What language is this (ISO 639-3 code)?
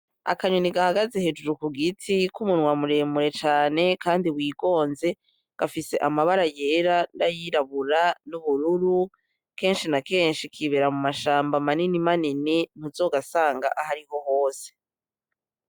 run